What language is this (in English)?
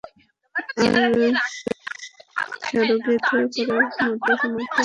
Bangla